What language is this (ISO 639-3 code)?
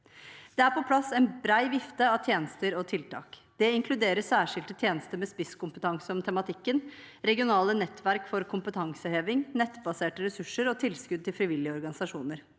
nor